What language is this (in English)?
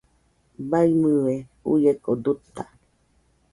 Nüpode Huitoto